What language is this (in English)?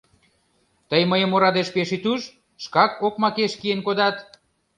Mari